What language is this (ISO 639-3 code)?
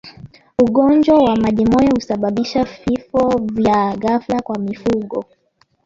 swa